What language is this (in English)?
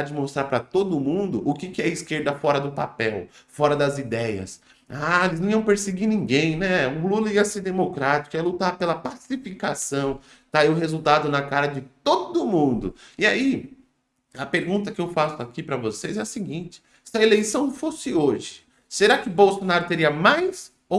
Portuguese